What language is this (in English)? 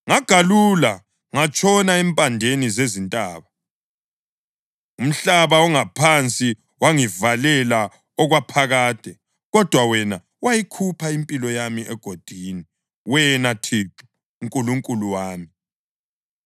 North Ndebele